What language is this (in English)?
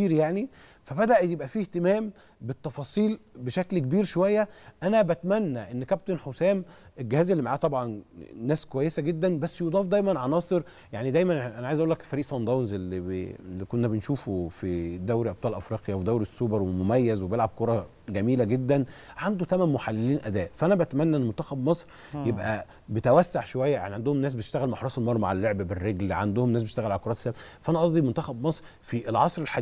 Arabic